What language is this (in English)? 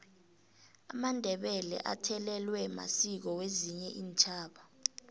South Ndebele